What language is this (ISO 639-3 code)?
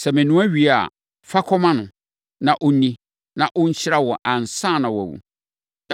aka